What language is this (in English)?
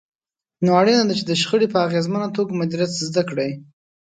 Pashto